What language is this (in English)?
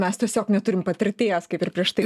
Lithuanian